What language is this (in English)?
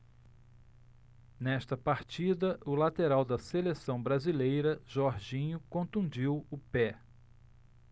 Portuguese